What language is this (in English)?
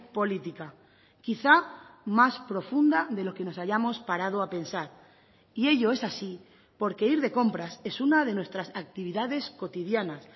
Spanish